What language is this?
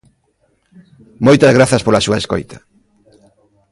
Galician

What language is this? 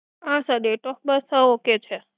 Gujarati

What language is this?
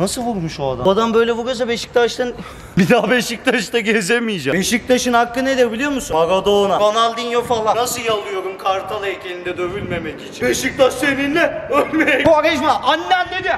Turkish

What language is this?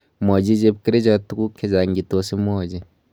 Kalenjin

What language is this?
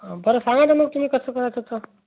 Marathi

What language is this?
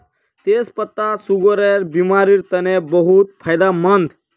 Magahi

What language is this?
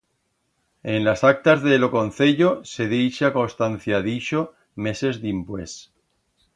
Aragonese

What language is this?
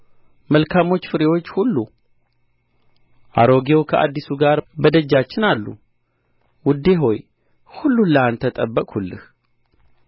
Amharic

